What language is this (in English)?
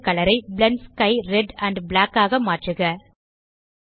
Tamil